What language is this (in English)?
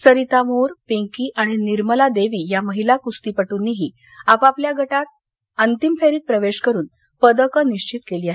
Marathi